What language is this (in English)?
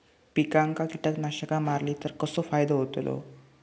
Marathi